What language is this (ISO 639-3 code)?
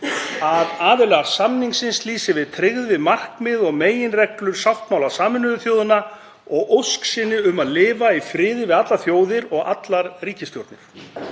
isl